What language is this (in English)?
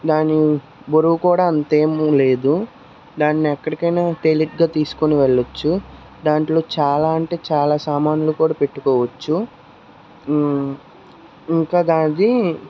Telugu